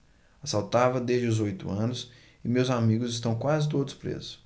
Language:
Portuguese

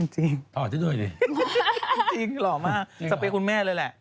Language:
Thai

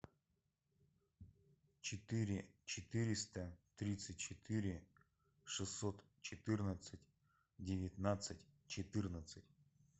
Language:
Russian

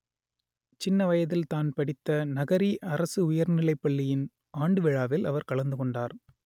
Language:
Tamil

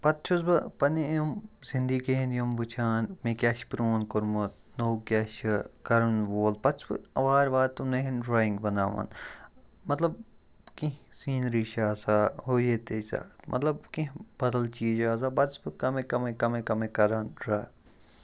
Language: Kashmiri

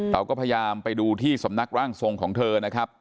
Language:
Thai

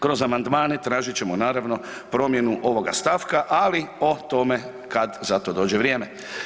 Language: Croatian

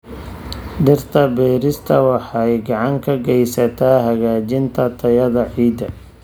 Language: Somali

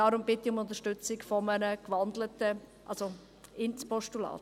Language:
Swiss German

